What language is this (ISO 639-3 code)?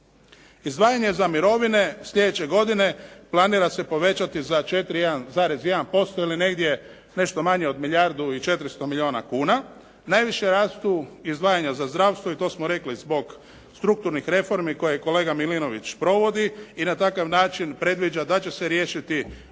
hrv